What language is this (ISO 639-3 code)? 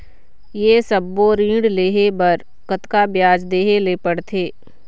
hne